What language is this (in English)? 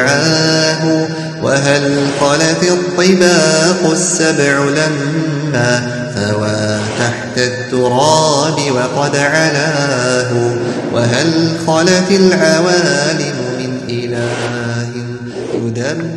Arabic